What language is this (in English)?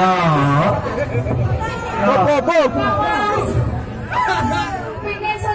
Vietnamese